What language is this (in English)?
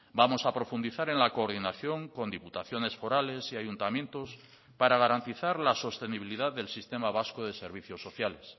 Spanish